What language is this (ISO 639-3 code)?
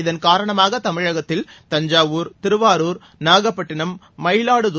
tam